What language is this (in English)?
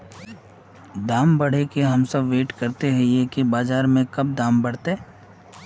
Magahi